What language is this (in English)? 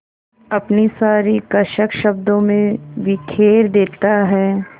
Hindi